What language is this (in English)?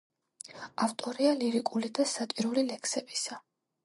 Georgian